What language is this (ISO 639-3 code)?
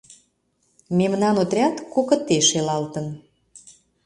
chm